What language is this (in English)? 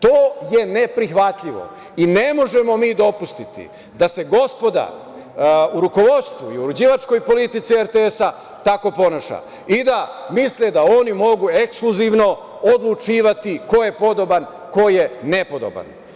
Serbian